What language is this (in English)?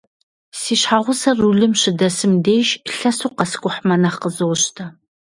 Kabardian